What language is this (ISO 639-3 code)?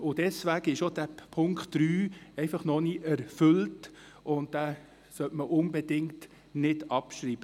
gsw